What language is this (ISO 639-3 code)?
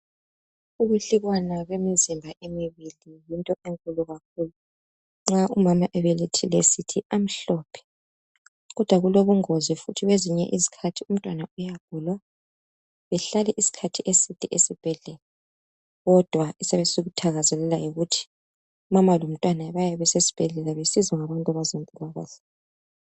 nde